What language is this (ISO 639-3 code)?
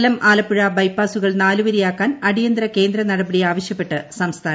mal